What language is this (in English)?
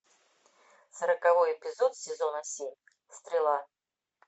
Russian